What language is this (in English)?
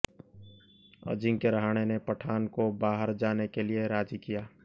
Hindi